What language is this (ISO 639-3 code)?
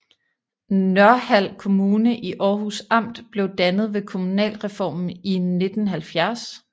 dan